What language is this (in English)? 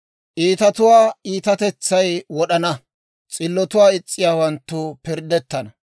Dawro